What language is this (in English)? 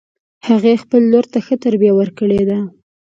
Pashto